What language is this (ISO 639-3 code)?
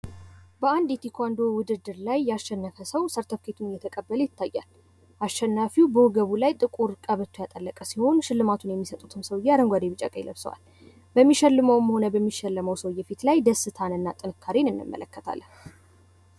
amh